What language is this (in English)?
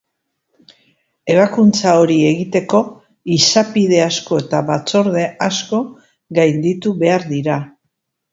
Basque